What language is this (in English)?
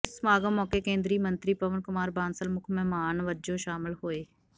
Punjabi